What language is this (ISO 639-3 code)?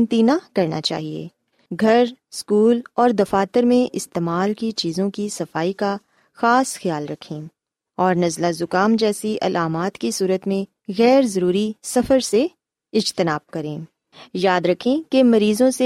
urd